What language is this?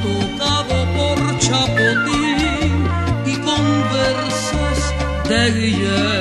Romanian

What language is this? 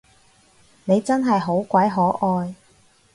Cantonese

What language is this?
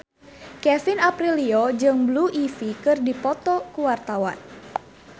Sundanese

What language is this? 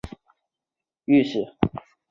Chinese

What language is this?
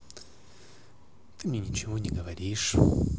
Russian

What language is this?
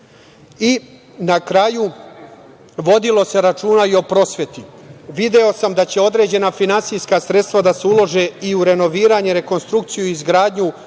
Serbian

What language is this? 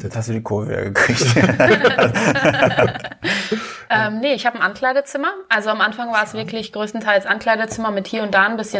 German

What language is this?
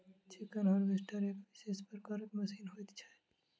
Maithili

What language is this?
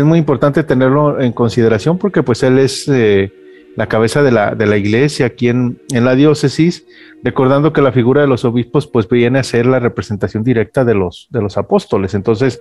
Spanish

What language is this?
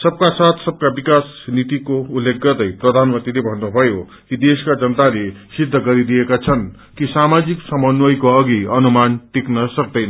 Nepali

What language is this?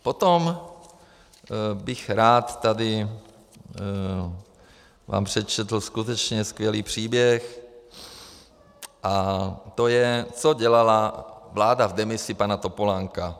Czech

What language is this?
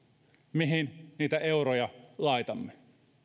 Finnish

